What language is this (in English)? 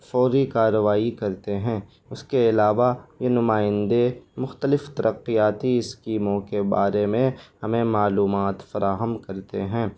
Urdu